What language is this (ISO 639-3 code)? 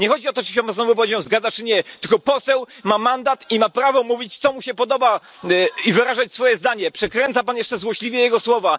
pol